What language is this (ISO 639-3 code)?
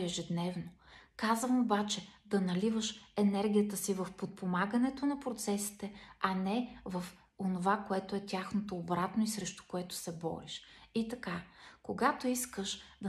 bul